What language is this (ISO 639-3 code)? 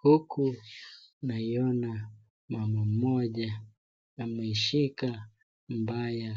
swa